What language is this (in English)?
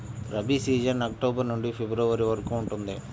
Telugu